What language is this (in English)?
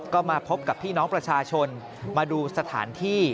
Thai